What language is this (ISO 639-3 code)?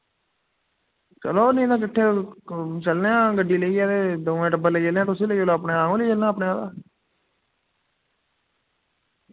doi